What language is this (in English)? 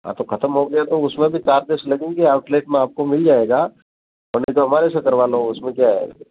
Hindi